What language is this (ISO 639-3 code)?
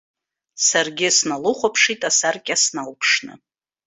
abk